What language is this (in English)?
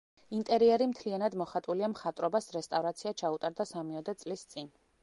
Georgian